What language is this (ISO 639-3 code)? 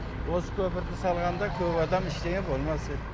kaz